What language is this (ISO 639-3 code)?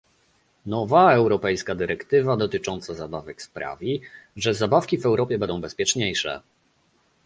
pol